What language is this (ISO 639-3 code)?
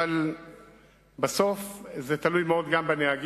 heb